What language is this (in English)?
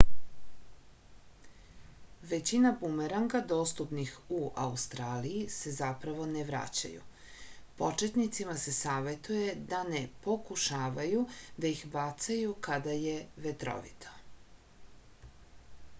Serbian